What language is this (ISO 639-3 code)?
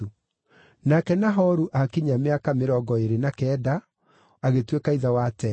kik